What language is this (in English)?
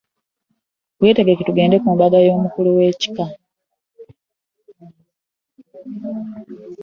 Ganda